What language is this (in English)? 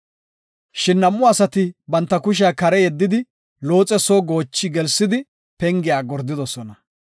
Gofa